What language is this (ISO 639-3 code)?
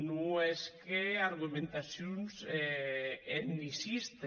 cat